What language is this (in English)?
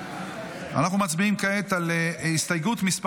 Hebrew